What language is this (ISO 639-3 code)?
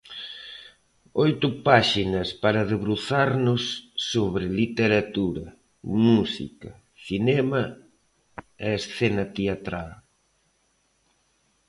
glg